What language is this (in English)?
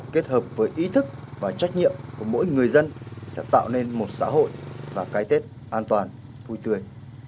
Vietnamese